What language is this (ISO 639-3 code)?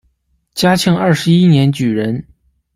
zho